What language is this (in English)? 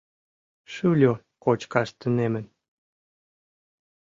Mari